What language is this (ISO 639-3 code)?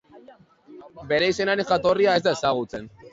eus